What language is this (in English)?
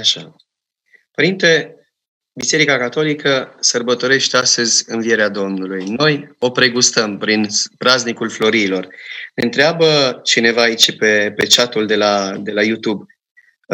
Romanian